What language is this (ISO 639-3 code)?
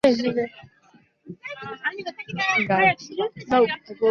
zho